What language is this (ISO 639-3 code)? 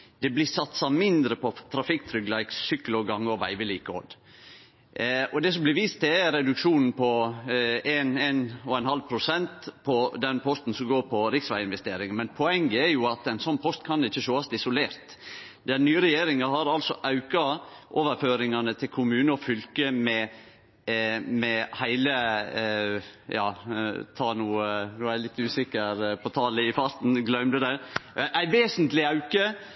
nno